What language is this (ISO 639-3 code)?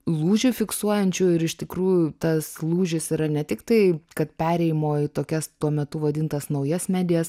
lit